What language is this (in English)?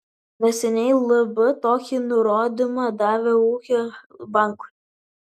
Lithuanian